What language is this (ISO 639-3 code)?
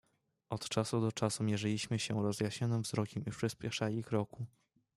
pol